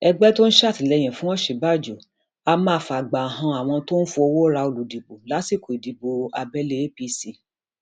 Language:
Yoruba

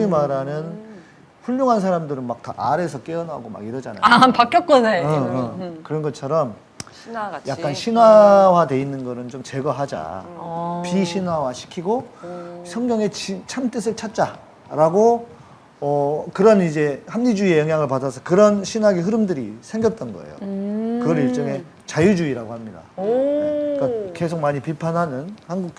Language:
Korean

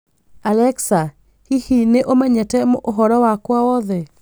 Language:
Kikuyu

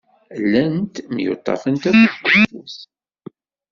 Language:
Kabyle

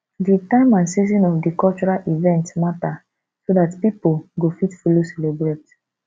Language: Nigerian Pidgin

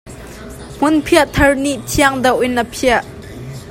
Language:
Hakha Chin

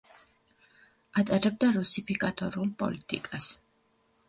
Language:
Georgian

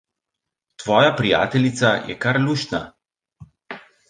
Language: Slovenian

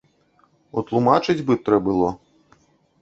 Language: Belarusian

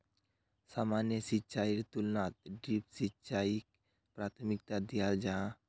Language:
Magahi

